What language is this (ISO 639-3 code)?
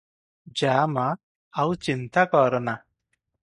ori